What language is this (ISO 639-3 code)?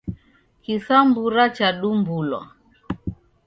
dav